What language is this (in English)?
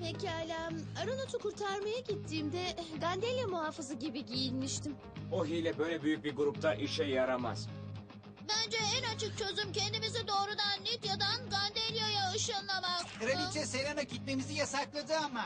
Turkish